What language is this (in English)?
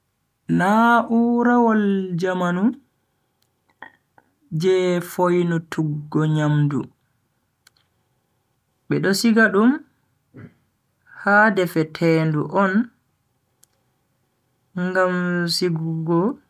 Bagirmi Fulfulde